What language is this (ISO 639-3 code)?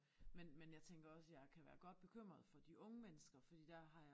dan